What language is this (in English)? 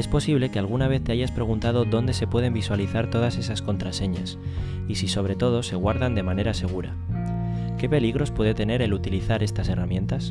Spanish